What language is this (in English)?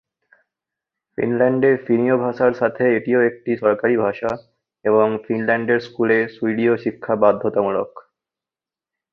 Bangla